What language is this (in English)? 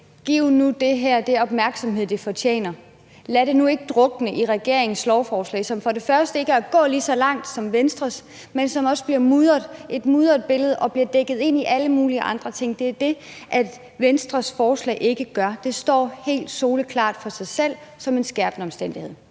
Danish